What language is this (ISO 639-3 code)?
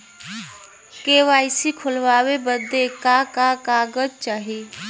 bho